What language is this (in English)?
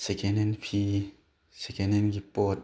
Manipuri